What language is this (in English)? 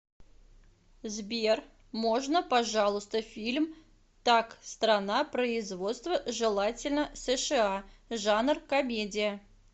Russian